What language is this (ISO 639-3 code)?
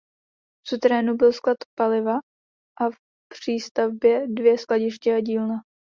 ces